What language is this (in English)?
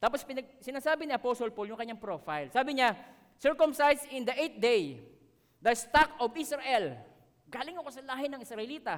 Filipino